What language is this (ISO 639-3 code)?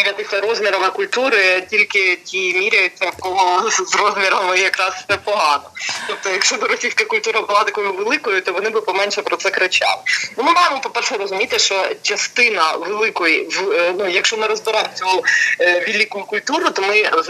ukr